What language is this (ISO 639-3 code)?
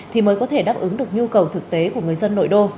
vie